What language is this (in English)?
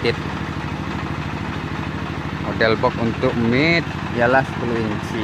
Indonesian